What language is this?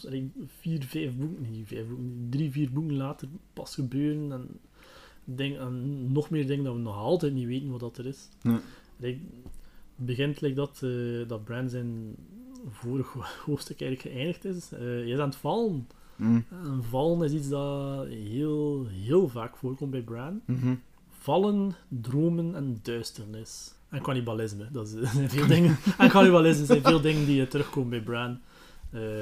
Dutch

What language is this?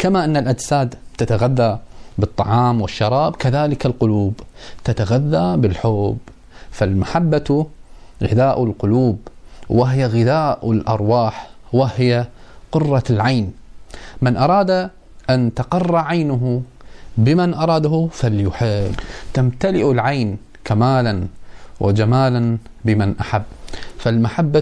Arabic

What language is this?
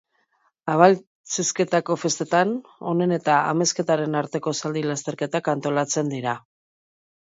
Basque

